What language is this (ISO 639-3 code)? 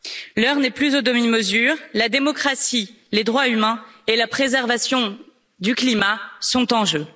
fra